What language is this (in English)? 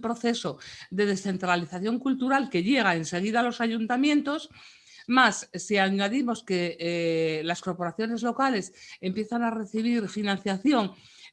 Spanish